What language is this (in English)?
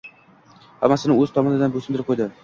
Uzbek